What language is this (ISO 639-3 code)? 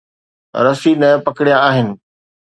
snd